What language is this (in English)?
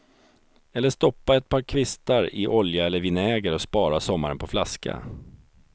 Swedish